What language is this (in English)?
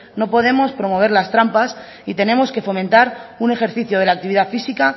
Spanish